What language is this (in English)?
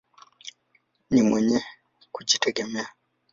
Swahili